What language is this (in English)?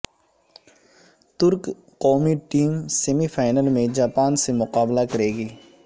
Urdu